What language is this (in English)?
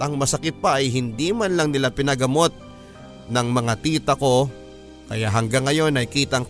Filipino